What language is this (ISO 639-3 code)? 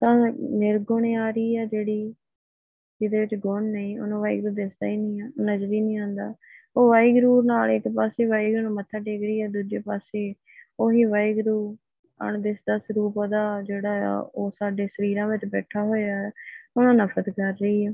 pan